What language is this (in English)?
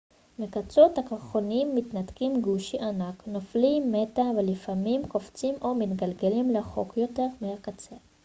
Hebrew